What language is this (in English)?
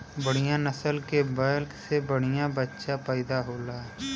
Bhojpuri